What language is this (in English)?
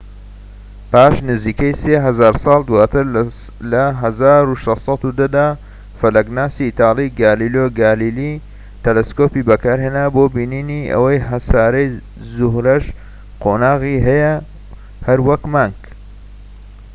Central Kurdish